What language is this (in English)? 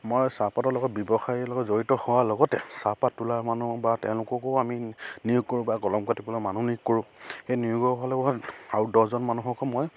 Assamese